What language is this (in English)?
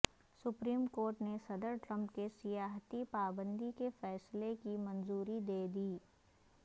Urdu